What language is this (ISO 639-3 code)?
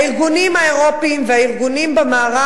heb